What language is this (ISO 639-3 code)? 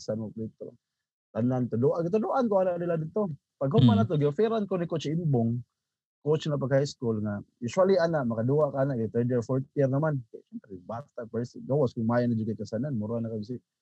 fil